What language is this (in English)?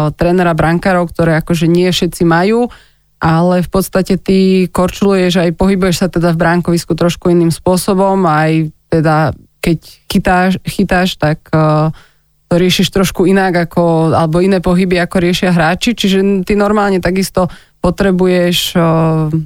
Slovak